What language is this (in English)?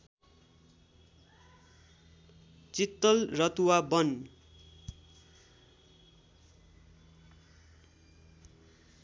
Nepali